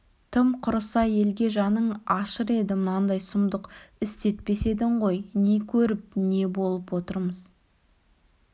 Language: Kazakh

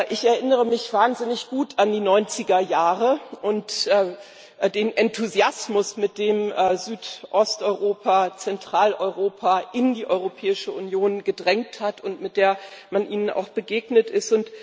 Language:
German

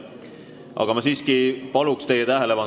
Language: Estonian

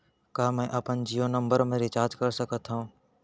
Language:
Chhattisgarhi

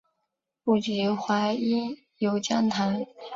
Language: Chinese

